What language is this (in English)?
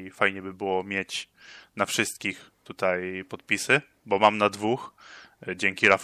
Polish